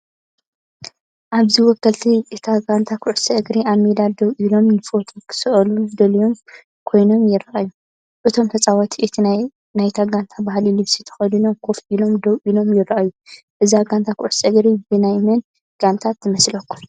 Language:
Tigrinya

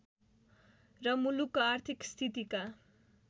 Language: Nepali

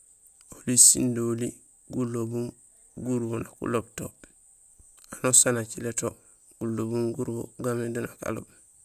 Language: Gusilay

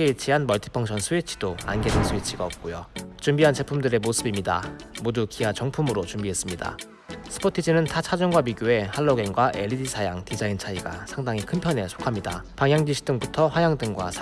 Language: Korean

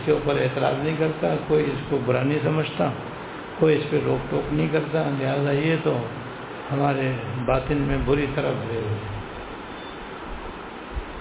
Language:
Urdu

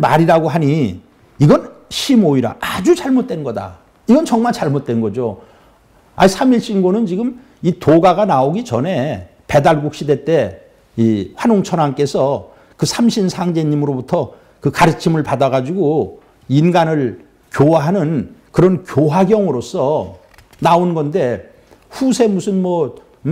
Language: Korean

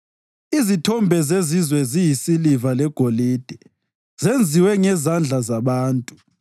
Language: North Ndebele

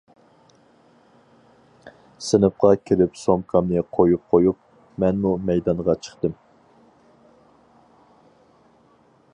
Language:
Uyghur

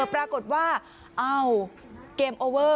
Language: Thai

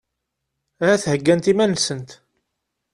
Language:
Kabyle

